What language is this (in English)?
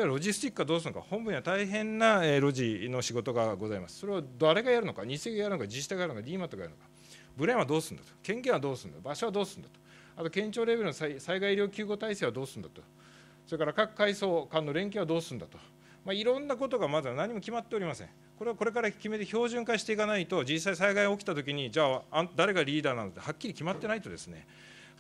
Japanese